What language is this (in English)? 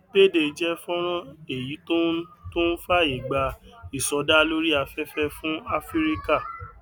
Yoruba